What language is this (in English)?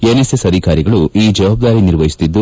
Kannada